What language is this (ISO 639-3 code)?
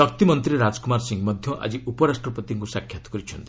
ori